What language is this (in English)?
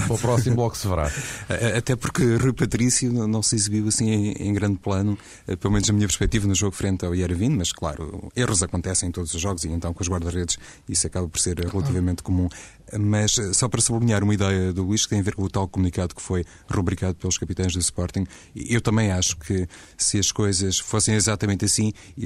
Portuguese